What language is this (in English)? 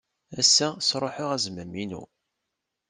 Kabyle